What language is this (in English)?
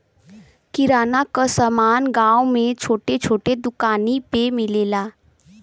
Bhojpuri